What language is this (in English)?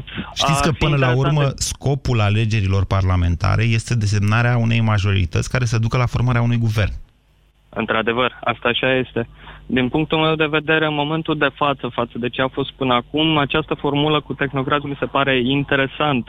Romanian